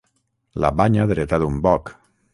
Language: Catalan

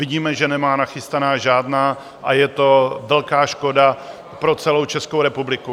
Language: Czech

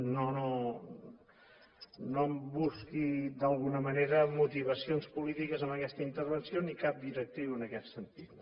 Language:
Catalan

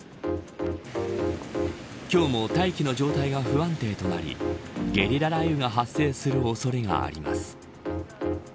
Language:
Japanese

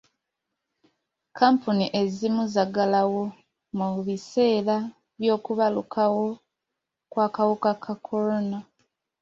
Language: Ganda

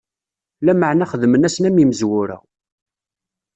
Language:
Kabyle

